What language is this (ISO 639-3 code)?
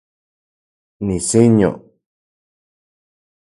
ncx